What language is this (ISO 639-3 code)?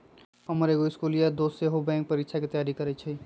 mag